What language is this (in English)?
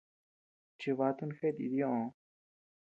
Tepeuxila Cuicatec